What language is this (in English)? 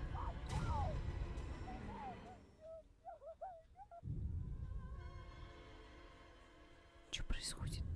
Russian